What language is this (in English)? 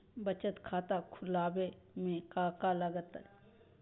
Magahi